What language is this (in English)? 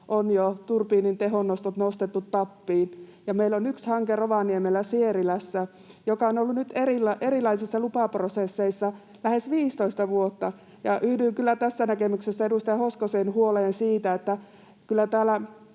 Finnish